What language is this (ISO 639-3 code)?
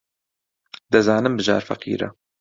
ckb